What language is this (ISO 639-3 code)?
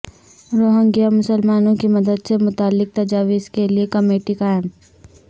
urd